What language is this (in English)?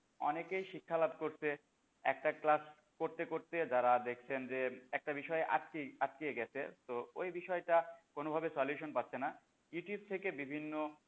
Bangla